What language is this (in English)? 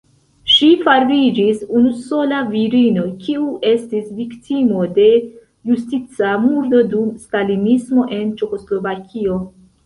Esperanto